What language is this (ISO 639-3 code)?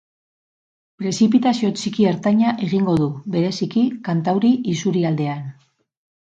eus